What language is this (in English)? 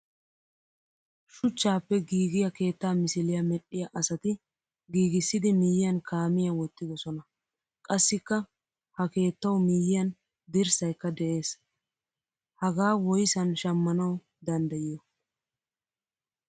Wolaytta